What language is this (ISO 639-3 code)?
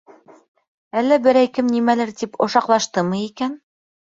bak